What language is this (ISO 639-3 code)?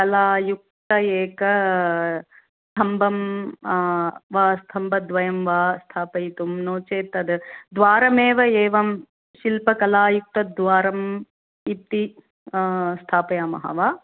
san